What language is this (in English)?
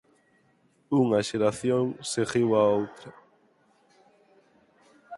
Galician